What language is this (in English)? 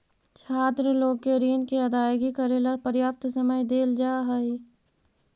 Magahi